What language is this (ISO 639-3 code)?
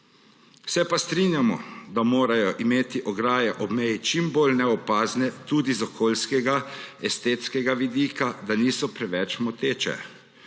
slv